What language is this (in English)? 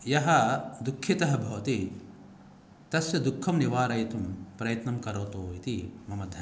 Sanskrit